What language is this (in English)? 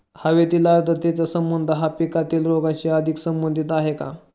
Marathi